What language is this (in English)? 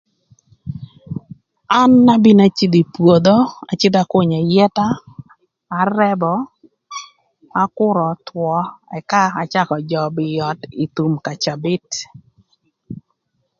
Thur